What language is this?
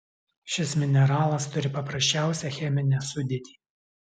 Lithuanian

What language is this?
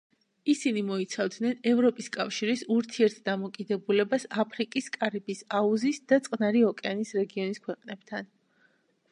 Georgian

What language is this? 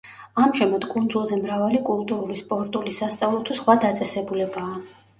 Georgian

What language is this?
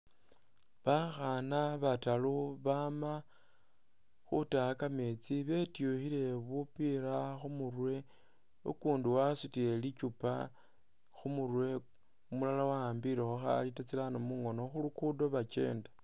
Masaaba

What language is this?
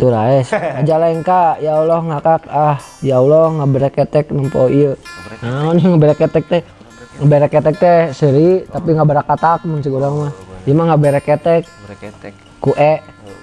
Indonesian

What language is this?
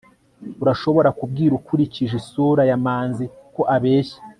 Kinyarwanda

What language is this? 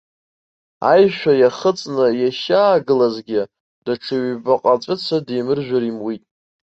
Abkhazian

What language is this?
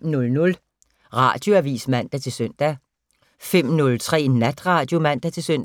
Danish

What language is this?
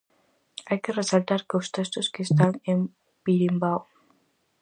Galician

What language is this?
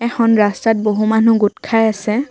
Assamese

